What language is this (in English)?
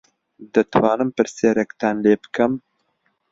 Central Kurdish